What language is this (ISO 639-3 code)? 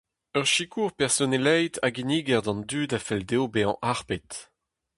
bre